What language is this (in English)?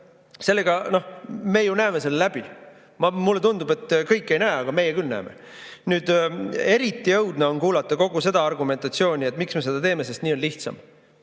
Estonian